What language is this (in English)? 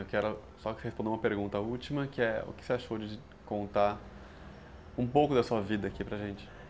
Portuguese